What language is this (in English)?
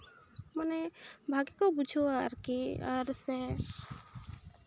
Santali